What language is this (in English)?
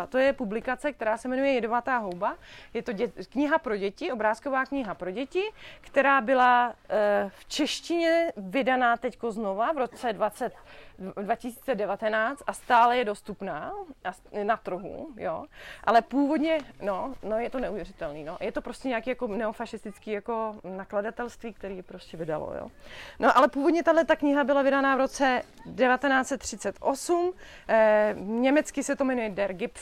Czech